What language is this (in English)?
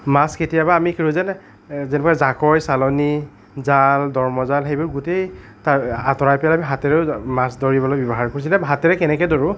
Assamese